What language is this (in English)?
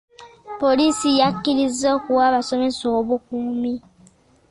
Ganda